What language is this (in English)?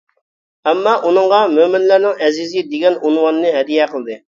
Uyghur